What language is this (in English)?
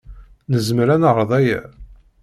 Kabyle